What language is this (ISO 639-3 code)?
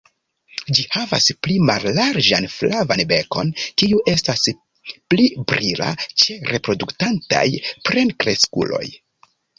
epo